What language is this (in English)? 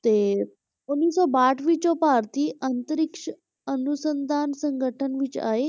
Punjabi